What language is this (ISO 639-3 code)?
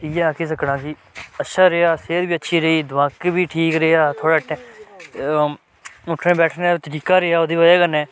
doi